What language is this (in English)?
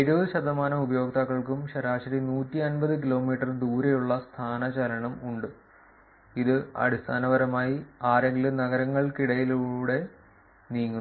Malayalam